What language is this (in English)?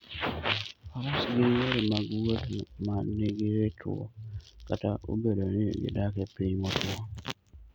Luo (Kenya and Tanzania)